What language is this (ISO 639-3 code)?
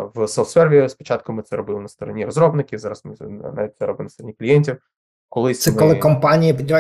ukr